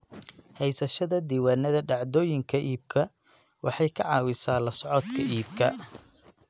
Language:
Somali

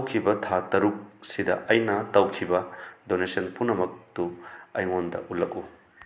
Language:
Manipuri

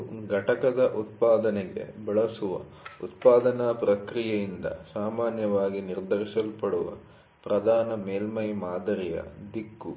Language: Kannada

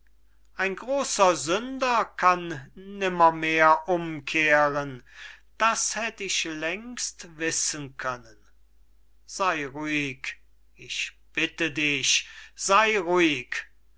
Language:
German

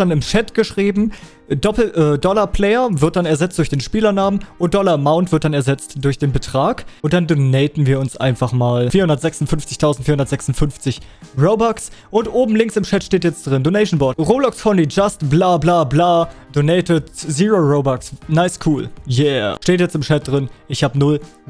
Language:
German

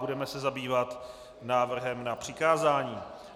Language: Czech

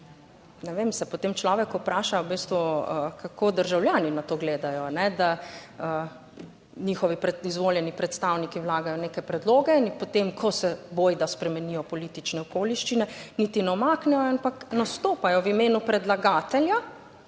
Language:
Slovenian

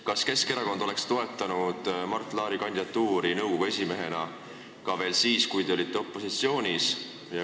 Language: Estonian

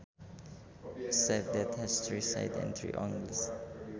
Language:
Sundanese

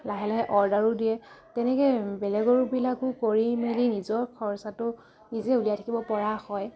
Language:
Assamese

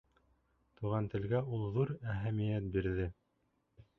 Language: Bashkir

